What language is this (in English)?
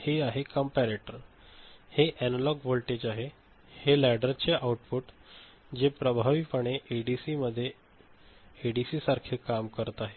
Marathi